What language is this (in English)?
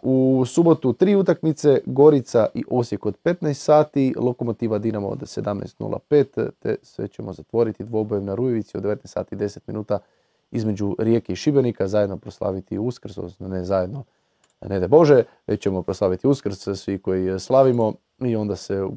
Croatian